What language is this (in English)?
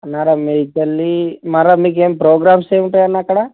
Telugu